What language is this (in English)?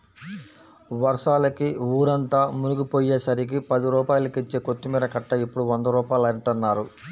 Telugu